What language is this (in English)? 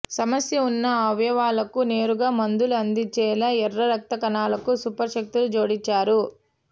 Telugu